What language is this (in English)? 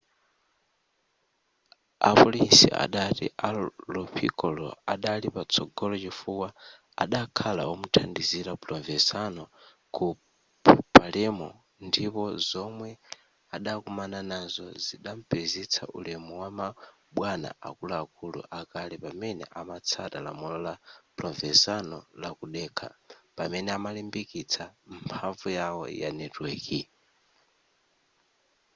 Nyanja